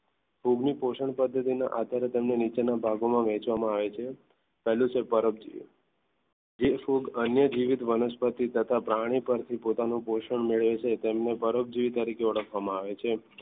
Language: Gujarati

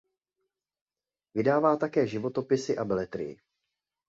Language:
Czech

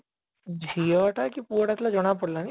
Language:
Odia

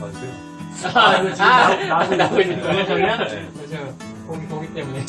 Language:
Korean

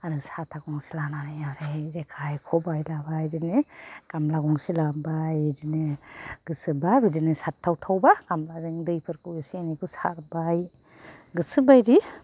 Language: Bodo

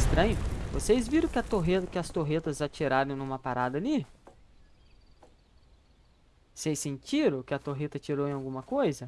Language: Portuguese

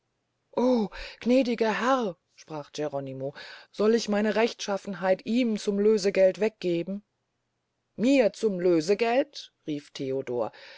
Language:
German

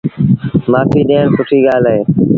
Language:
Sindhi Bhil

